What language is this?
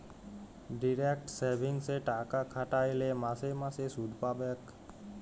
Bangla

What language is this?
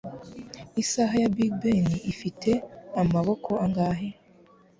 Kinyarwanda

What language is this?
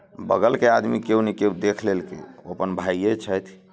Maithili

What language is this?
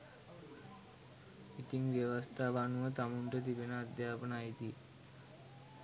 Sinhala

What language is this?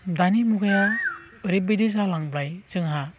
Bodo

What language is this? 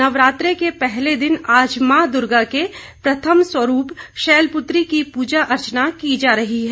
Hindi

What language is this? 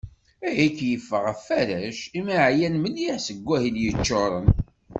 Kabyle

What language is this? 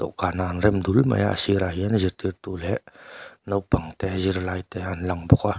Mizo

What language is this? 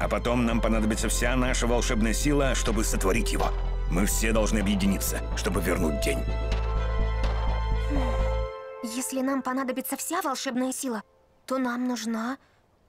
Russian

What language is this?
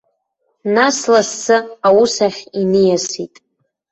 Abkhazian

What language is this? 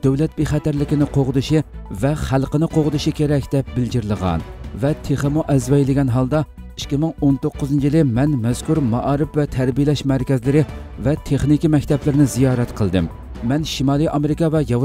Turkish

